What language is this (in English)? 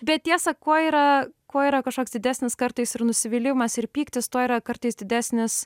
Lithuanian